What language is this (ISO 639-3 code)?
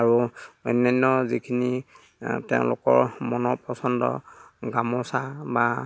asm